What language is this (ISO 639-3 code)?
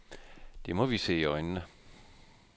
dan